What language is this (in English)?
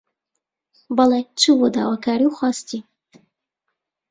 Central Kurdish